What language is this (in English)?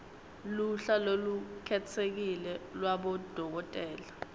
Swati